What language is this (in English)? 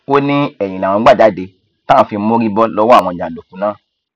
Yoruba